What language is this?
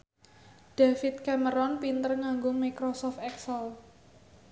Javanese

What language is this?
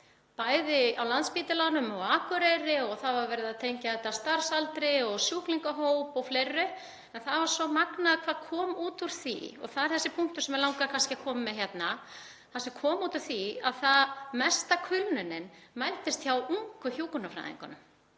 Icelandic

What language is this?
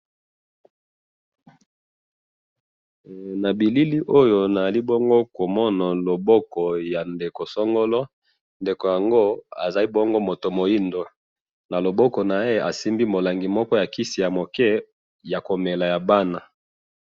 Lingala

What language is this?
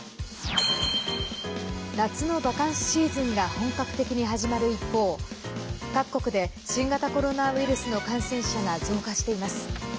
Japanese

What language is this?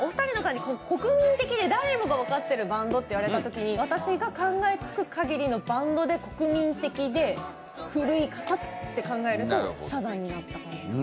Japanese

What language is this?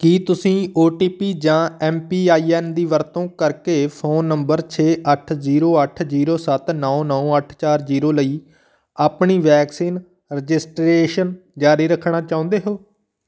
Punjabi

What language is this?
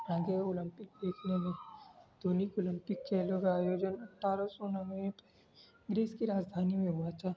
Urdu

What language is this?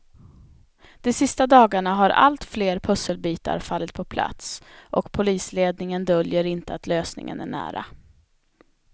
Swedish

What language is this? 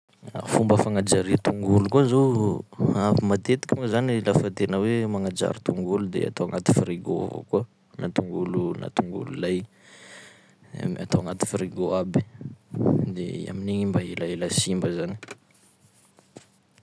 Sakalava Malagasy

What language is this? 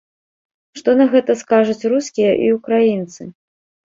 Belarusian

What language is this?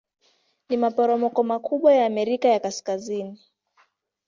Swahili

